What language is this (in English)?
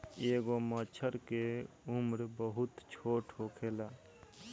Bhojpuri